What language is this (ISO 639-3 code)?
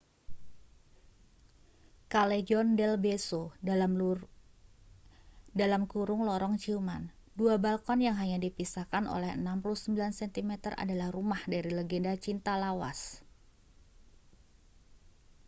ind